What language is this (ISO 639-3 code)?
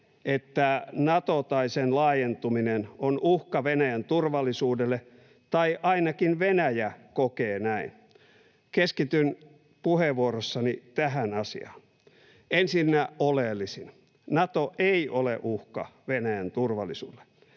fin